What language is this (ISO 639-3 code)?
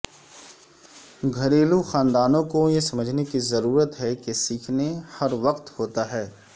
urd